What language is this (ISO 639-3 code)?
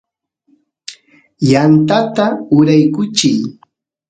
qus